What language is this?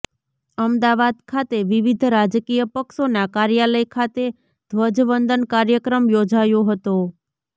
Gujarati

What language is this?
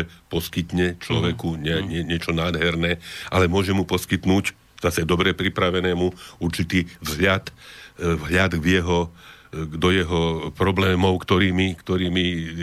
Slovak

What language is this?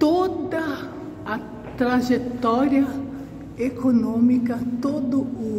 Portuguese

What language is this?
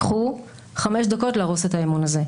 Hebrew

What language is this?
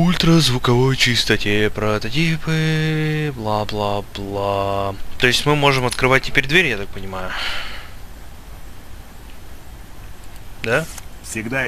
Russian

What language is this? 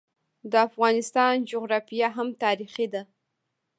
Pashto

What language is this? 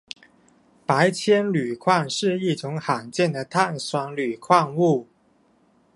Chinese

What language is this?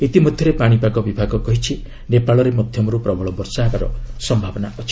Odia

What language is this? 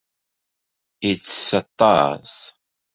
Kabyle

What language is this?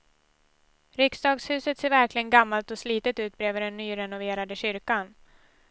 Swedish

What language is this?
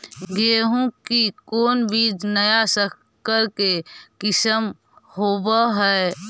Magahi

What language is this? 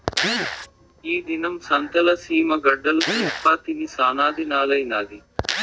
Telugu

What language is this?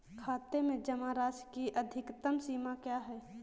Hindi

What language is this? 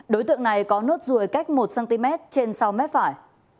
Vietnamese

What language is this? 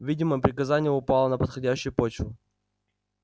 Russian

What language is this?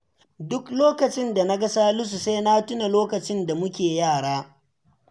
Hausa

